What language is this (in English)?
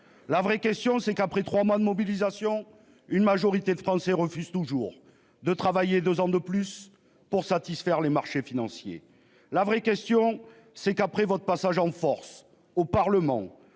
French